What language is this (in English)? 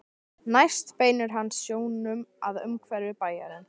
Icelandic